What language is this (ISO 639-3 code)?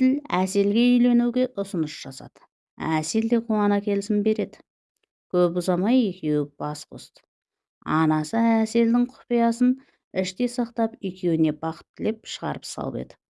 tur